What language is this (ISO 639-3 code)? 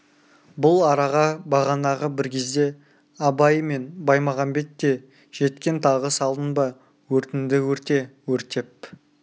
kaz